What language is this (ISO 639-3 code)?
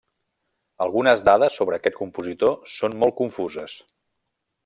cat